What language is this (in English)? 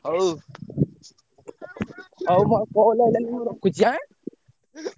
Odia